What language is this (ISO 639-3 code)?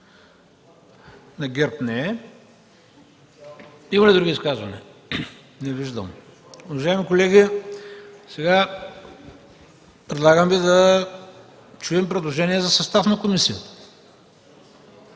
bul